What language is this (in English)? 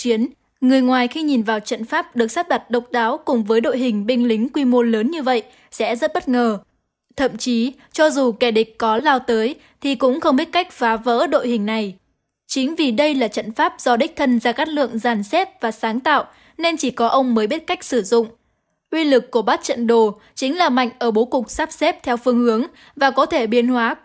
Vietnamese